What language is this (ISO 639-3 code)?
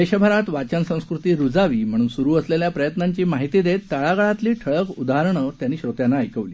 mar